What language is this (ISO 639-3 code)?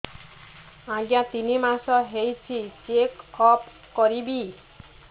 ori